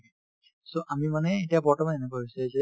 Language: Assamese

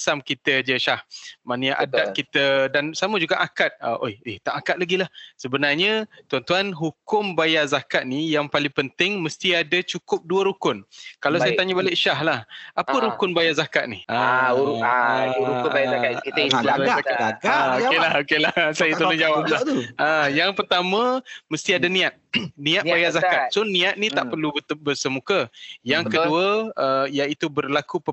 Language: Malay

